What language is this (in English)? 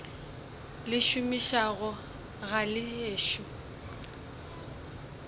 Northern Sotho